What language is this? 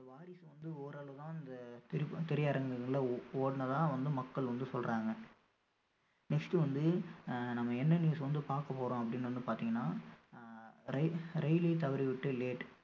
Tamil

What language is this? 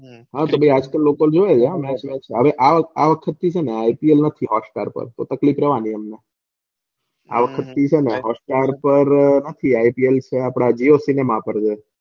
Gujarati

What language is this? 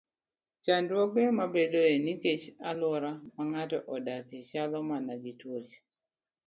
Luo (Kenya and Tanzania)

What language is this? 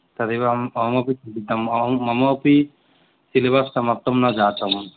Sanskrit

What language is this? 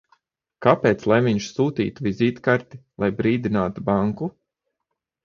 Latvian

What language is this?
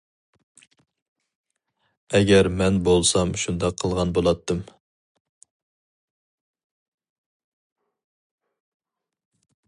Uyghur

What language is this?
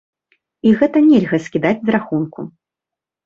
Belarusian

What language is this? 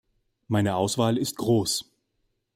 German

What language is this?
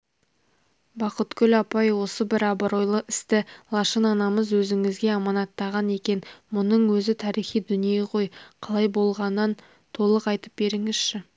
Kazakh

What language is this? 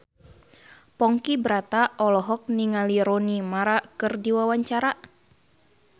Sundanese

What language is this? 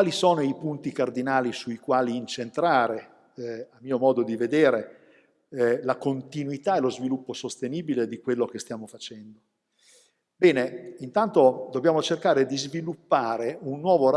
Italian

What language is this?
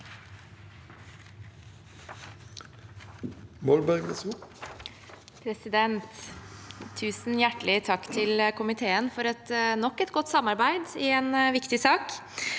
Norwegian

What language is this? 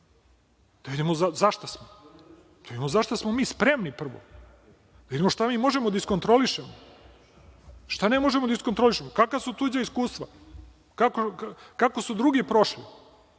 Serbian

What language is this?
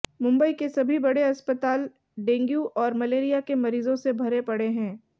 Hindi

